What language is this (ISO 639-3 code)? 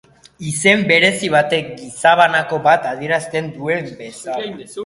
eus